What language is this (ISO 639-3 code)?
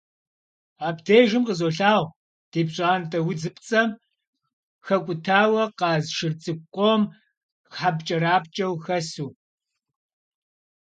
kbd